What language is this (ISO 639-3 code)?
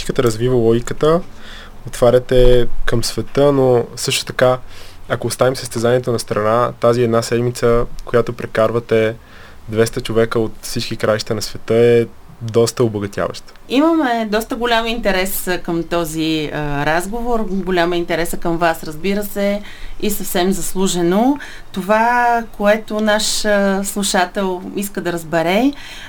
bul